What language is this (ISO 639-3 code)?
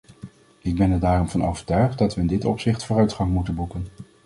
nld